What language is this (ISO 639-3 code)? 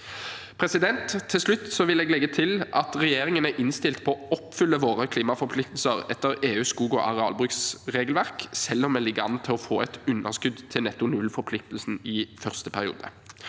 nor